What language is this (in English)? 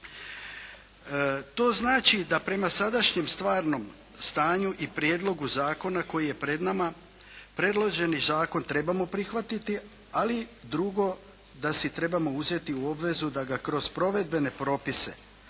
Croatian